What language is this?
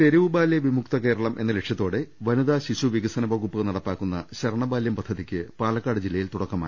Malayalam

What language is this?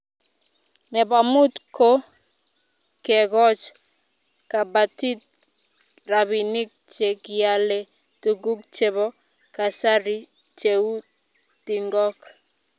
Kalenjin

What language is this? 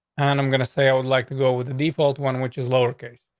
English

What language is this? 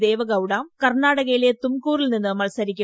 Malayalam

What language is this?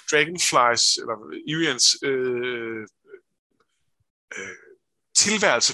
Danish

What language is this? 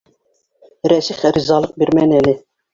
Bashkir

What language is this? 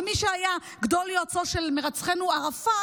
Hebrew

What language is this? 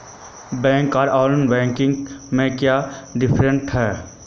Magahi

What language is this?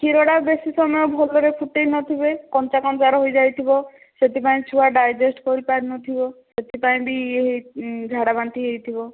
Odia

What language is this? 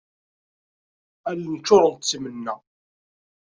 Kabyle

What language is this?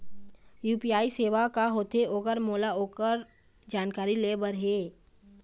Chhattisgarhi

